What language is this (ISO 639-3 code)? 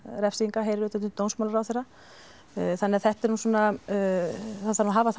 isl